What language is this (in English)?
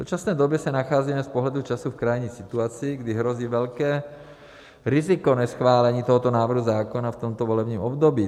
Czech